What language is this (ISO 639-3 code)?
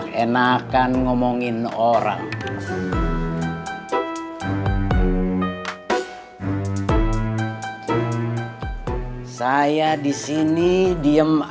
ind